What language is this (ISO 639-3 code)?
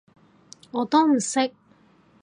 yue